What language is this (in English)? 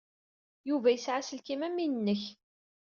Kabyle